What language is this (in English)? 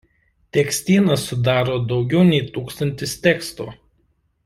Lithuanian